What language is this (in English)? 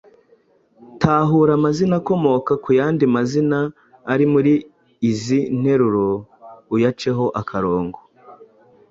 Kinyarwanda